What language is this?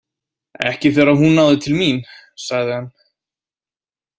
Icelandic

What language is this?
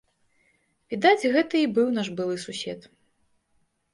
Belarusian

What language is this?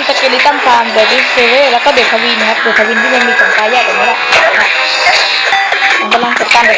Thai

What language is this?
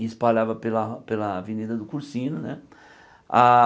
Portuguese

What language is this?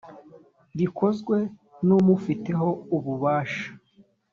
Kinyarwanda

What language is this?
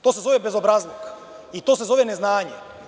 Serbian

